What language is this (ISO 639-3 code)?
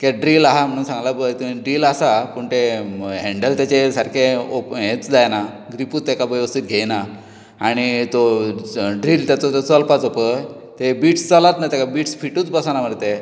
kok